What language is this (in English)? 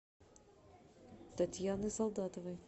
Russian